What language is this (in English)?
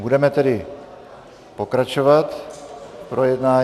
Czech